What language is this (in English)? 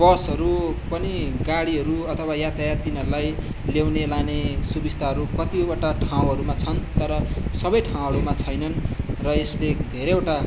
Nepali